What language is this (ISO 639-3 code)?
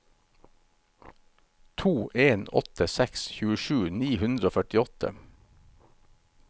nor